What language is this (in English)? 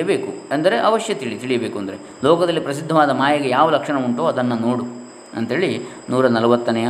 Kannada